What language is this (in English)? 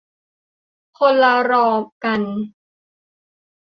Thai